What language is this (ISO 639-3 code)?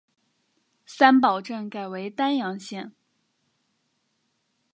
zho